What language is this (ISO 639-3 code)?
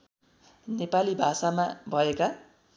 nep